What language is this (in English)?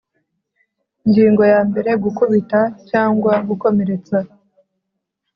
Kinyarwanda